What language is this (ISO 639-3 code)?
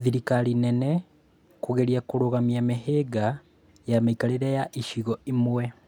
kik